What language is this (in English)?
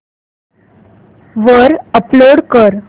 Marathi